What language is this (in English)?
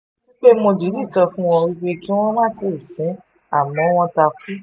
Yoruba